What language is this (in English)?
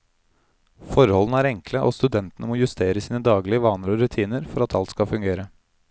Norwegian